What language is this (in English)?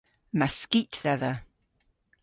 Cornish